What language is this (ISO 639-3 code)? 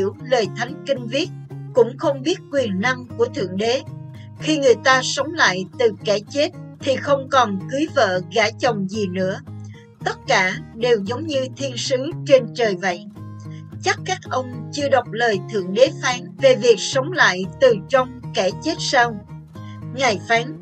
vie